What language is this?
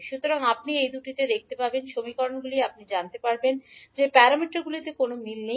Bangla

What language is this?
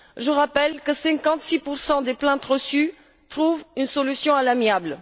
French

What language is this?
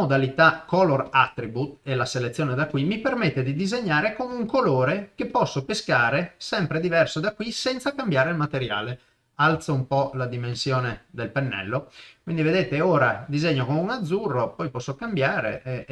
Italian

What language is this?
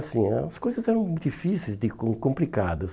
Portuguese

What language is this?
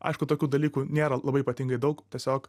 Lithuanian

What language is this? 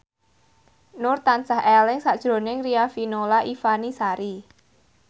Javanese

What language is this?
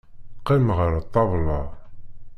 Kabyle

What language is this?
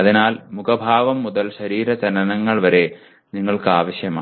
Malayalam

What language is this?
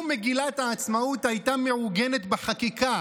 Hebrew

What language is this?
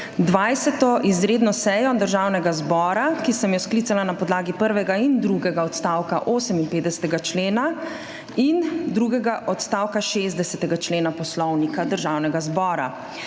Slovenian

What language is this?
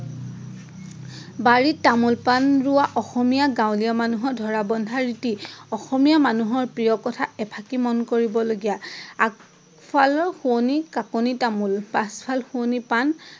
Assamese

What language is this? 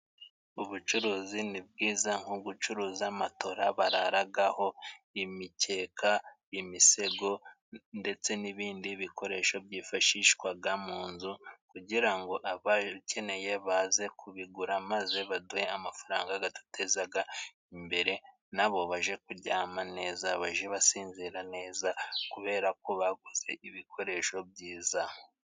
Kinyarwanda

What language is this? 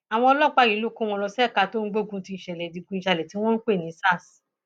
Yoruba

